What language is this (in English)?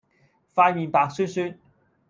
Cantonese